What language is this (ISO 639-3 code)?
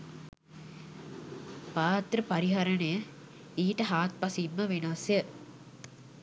sin